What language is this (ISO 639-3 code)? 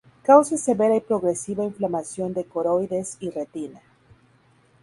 spa